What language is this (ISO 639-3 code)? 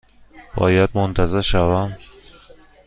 fas